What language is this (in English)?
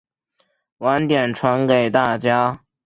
Chinese